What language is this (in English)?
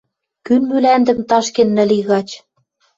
Western Mari